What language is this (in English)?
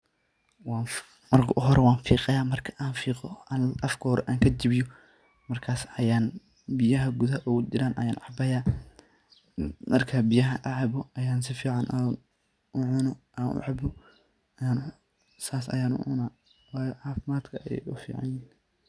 Somali